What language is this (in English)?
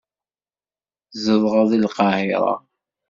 Kabyle